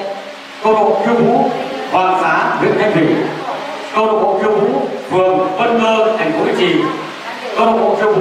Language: Vietnamese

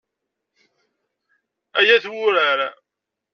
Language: Kabyle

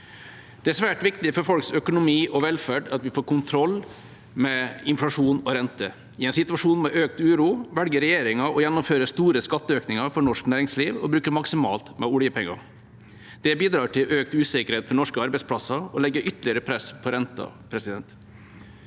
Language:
Norwegian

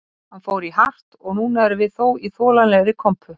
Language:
Icelandic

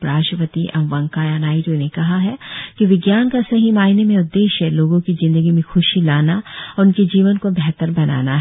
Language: Hindi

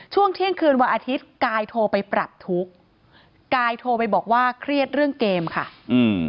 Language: Thai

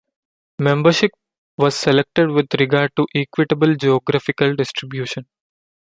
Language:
English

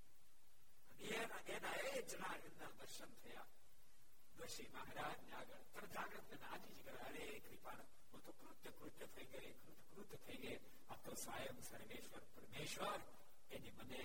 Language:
Gujarati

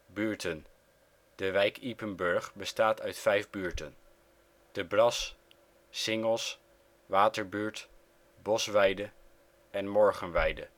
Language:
Dutch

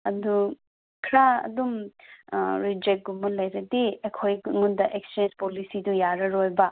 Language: Manipuri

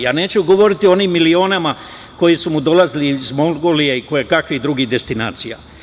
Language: Serbian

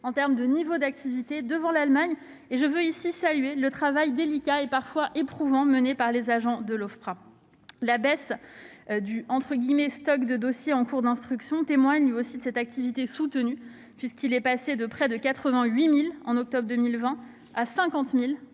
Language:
French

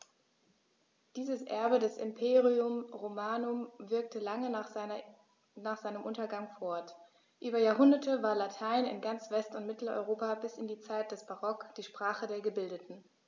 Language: German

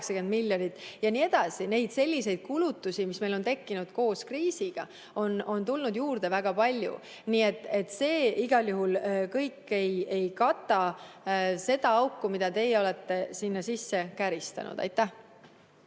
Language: Estonian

